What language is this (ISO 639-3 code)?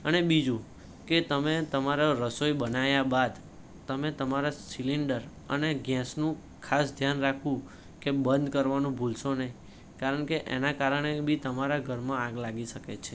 guj